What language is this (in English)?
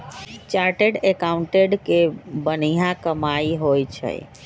Magahi